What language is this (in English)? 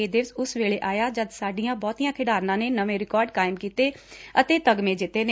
Punjabi